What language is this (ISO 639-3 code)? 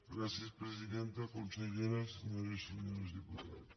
cat